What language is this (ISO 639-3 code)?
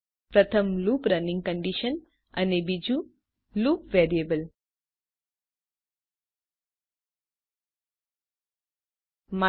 guj